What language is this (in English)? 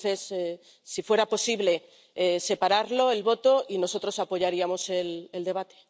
Spanish